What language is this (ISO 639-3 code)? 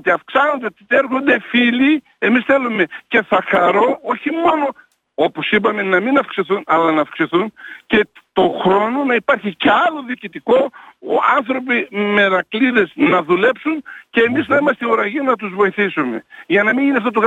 ell